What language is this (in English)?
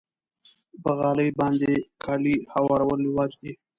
Pashto